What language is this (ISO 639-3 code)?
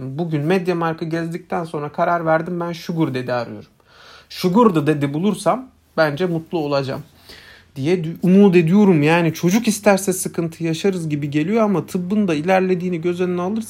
tur